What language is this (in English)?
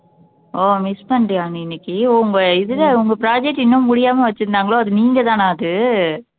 Tamil